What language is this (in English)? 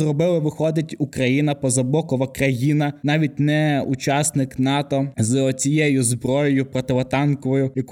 Ukrainian